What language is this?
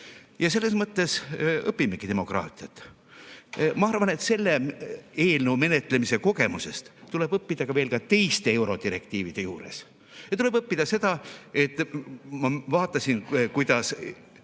Estonian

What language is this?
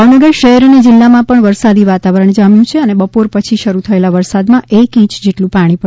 Gujarati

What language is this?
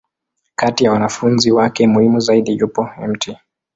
Swahili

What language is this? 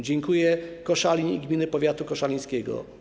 Polish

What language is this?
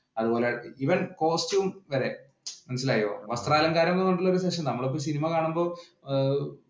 Malayalam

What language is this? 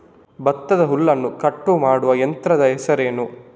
Kannada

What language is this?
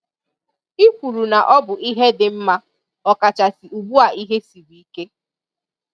Igbo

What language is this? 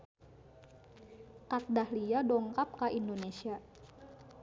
Sundanese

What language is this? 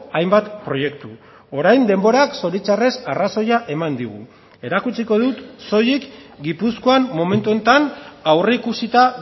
Basque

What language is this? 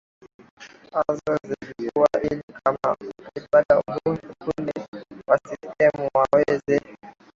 Swahili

